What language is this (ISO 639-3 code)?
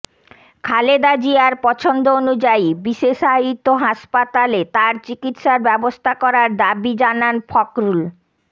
ben